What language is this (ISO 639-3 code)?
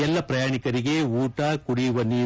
kan